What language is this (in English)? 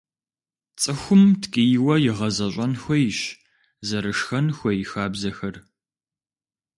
Kabardian